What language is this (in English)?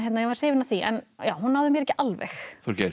Icelandic